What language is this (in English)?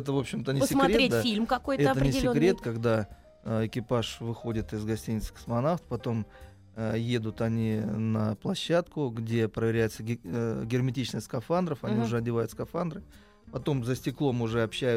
Russian